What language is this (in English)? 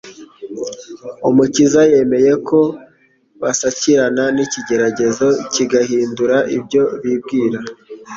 Kinyarwanda